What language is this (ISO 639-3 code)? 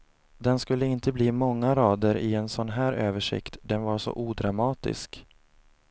swe